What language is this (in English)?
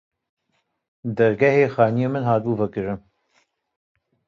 Kurdish